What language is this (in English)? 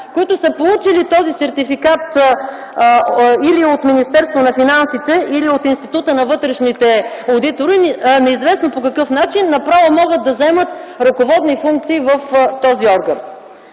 Bulgarian